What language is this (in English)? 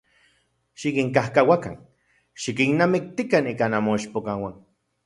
Central Puebla Nahuatl